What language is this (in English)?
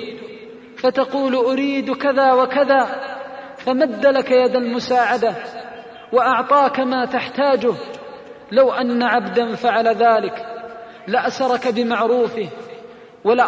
Arabic